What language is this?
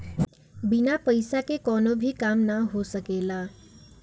Bhojpuri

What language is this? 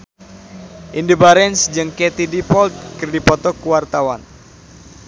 Sundanese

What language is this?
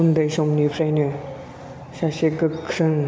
Bodo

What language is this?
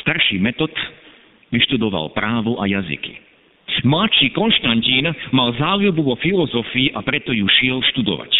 Slovak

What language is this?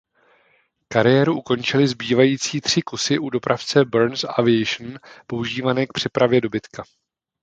Czech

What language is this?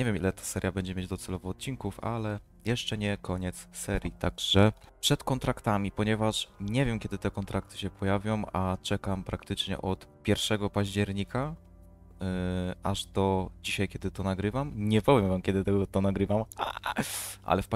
Polish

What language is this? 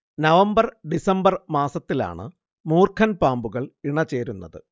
Malayalam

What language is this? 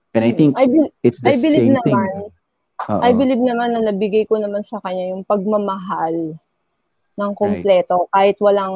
Filipino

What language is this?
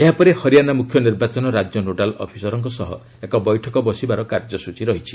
Odia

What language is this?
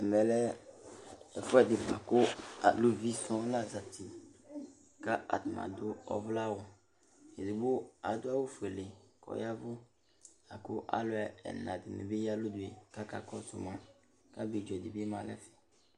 Ikposo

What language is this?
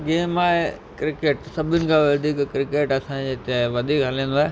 Sindhi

